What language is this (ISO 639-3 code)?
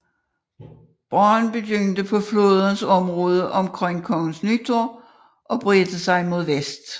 dan